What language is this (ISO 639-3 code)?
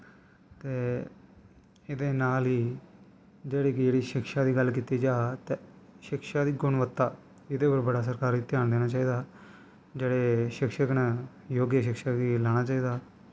doi